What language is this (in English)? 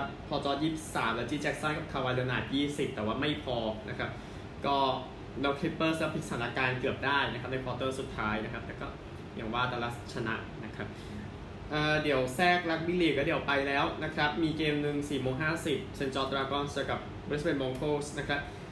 Thai